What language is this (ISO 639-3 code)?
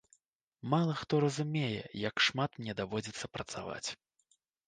bel